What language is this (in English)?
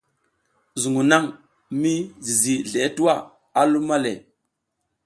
South Giziga